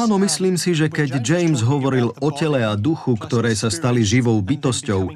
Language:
Slovak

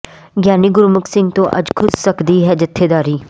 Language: Punjabi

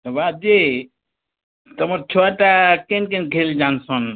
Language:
Odia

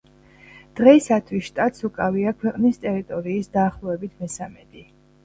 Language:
Georgian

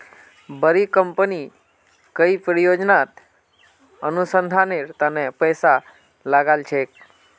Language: Magahi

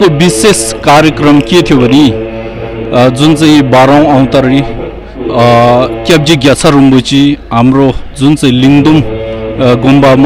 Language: Arabic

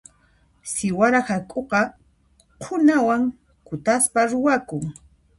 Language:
Puno Quechua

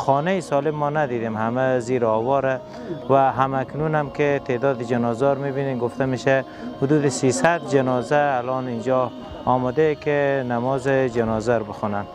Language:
Persian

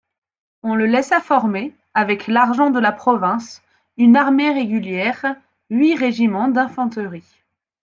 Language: French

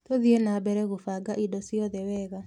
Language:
Kikuyu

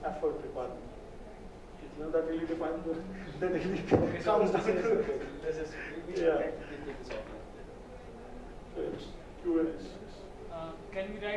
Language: English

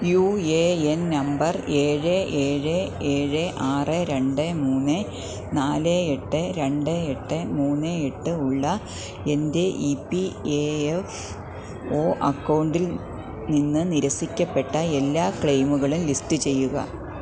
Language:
Malayalam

